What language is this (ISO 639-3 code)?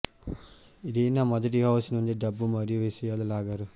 tel